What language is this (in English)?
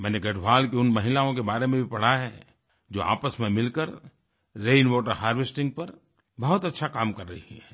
Hindi